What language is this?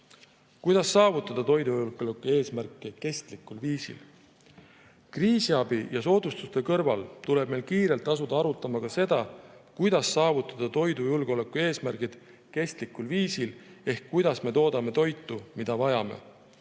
Estonian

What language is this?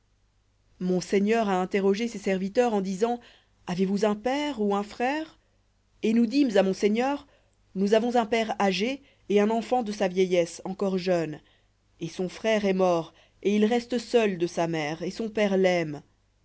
French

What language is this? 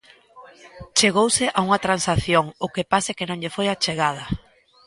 Galician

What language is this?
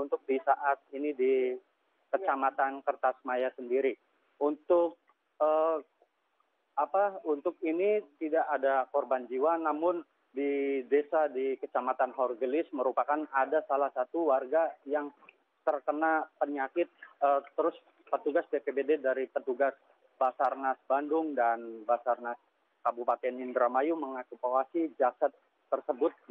Indonesian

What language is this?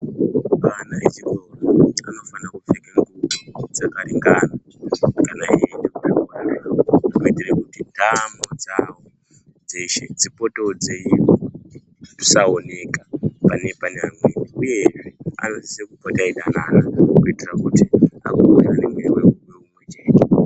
Ndau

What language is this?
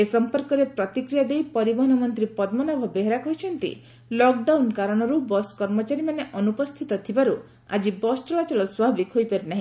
Odia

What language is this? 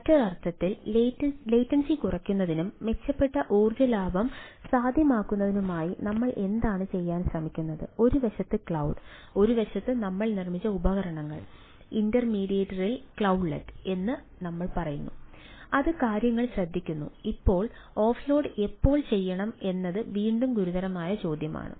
Malayalam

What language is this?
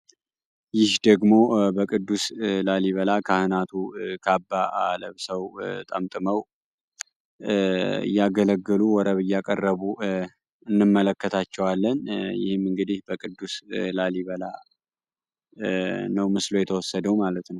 Amharic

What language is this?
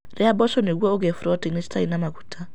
Kikuyu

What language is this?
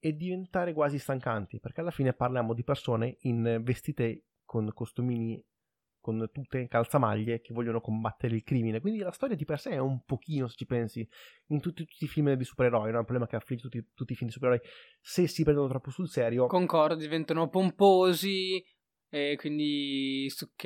Italian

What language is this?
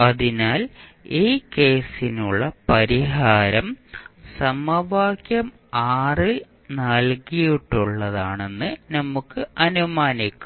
Malayalam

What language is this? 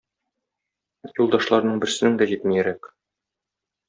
Tatar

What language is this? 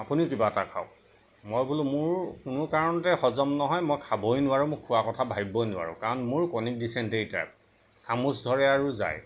Assamese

